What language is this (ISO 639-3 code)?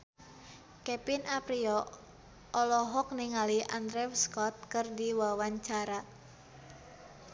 sun